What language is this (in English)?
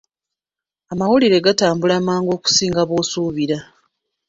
Ganda